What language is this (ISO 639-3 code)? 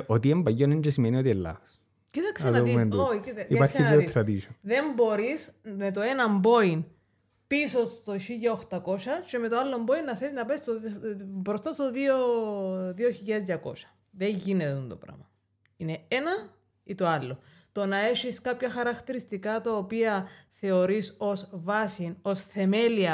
ell